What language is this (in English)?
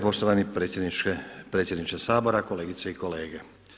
Croatian